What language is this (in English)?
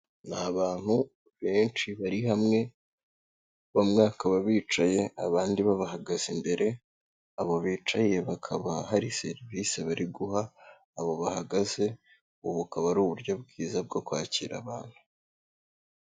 Kinyarwanda